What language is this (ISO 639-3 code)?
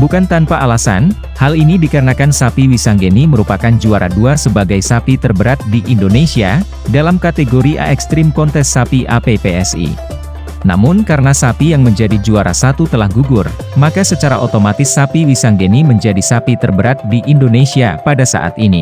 ind